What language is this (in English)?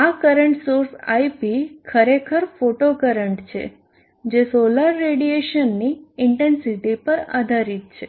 Gujarati